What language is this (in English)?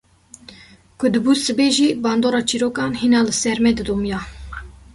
Kurdish